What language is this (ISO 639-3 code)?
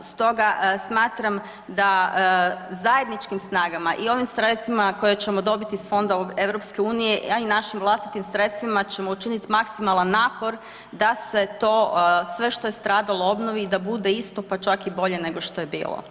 hrv